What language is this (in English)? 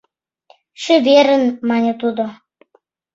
Mari